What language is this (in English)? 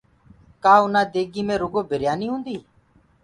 Gurgula